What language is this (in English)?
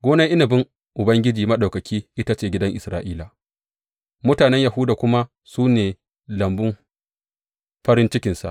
Hausa